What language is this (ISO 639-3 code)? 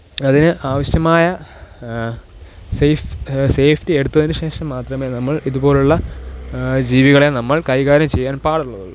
mal